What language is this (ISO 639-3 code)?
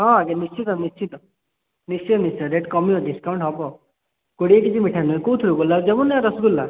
ori